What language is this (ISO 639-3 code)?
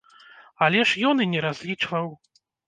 bel